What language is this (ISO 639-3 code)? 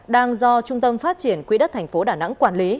vie